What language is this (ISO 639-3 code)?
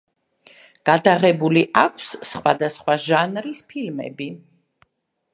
kat